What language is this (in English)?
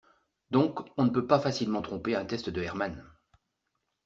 French